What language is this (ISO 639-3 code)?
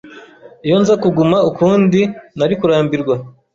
kin